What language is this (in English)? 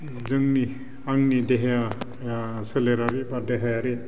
Bodo